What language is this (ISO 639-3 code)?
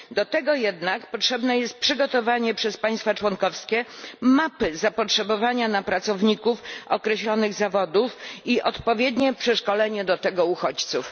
pol